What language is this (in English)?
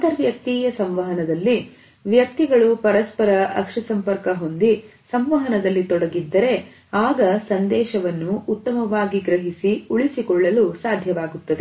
Kannada